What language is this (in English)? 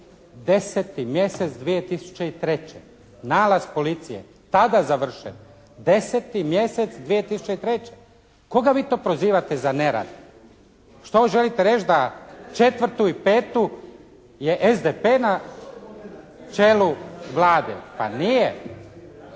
Croatian